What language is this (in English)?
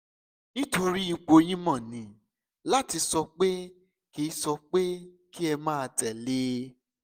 Yoruba